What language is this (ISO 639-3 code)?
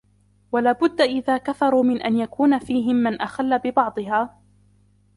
ara